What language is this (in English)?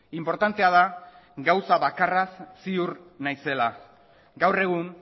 Basque